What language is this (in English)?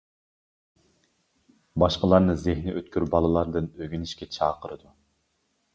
Uyghur